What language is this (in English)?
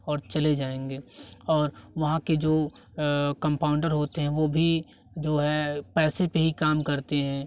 Hindi